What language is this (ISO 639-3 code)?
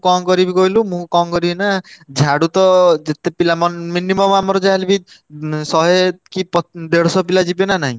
ori